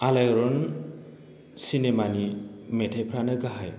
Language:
Bodo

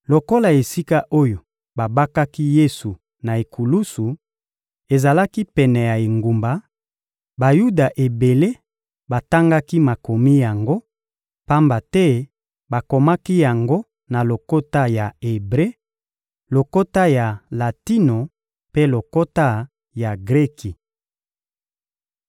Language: Lingala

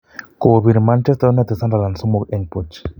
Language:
Kalenjin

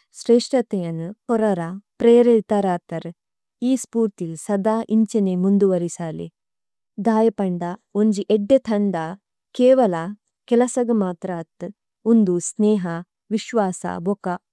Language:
Tulu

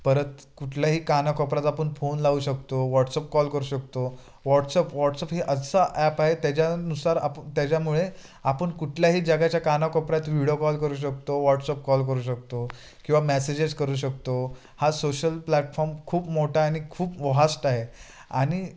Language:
Marathi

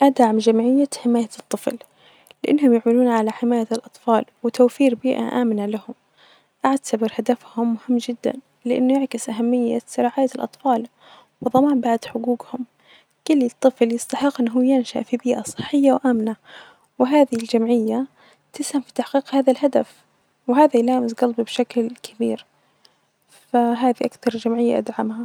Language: Najdi Arabic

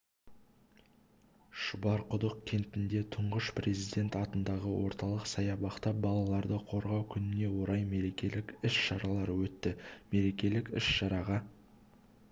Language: Kazakh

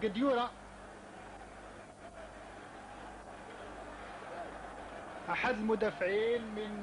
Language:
Arabic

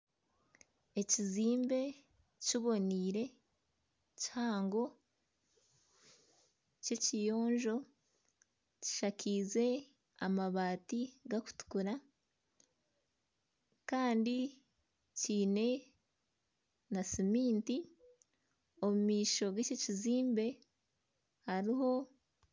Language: Nyankole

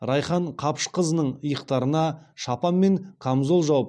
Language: Kazakh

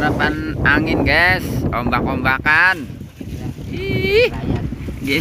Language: Indonesian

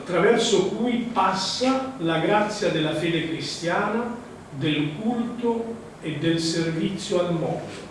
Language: Italian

